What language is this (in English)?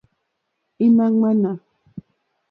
Mokpwe